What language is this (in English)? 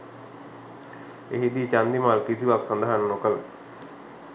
Sinhala